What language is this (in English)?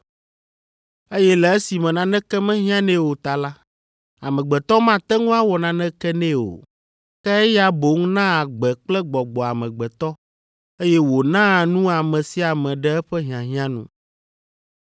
Ewe